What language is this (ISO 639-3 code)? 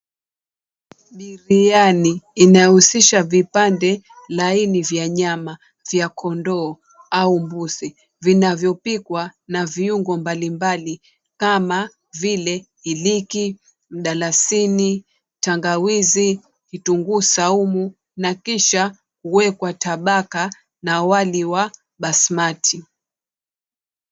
swa